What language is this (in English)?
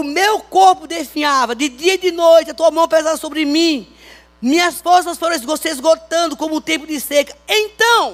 Portuguese